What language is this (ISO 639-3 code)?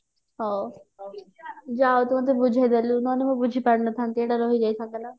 ori